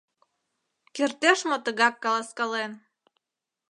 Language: Mari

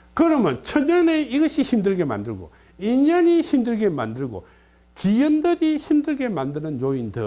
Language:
Korean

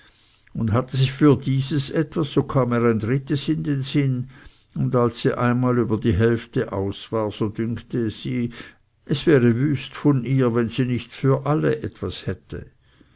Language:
German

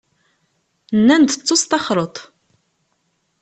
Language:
Kabyle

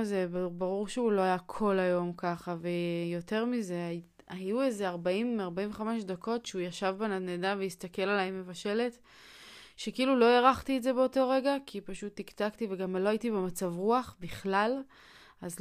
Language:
Hebrew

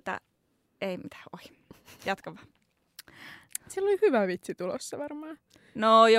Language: Finnish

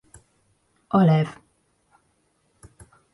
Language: Hungarian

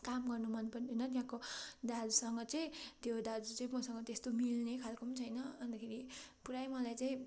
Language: Nepali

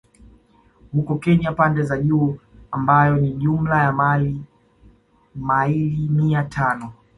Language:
Swahili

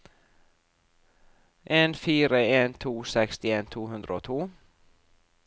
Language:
Norwegian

